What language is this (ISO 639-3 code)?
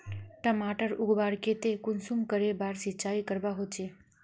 mag